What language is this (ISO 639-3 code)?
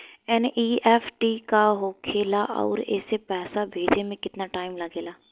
bho